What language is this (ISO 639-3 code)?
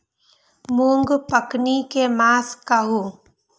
mai